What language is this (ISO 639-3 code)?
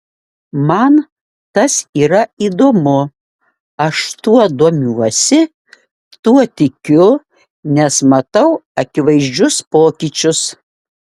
lit